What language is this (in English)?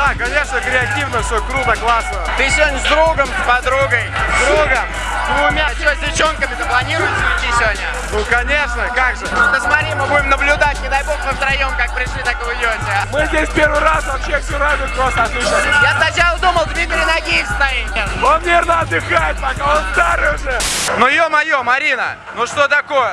Russian